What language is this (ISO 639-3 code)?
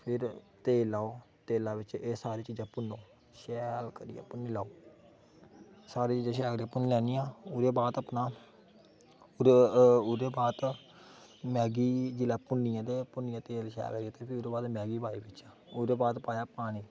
doi